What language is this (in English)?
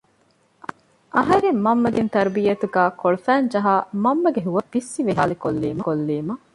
Divehi